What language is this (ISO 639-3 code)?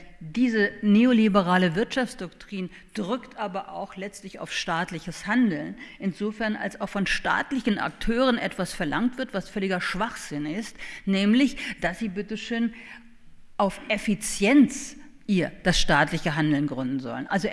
deu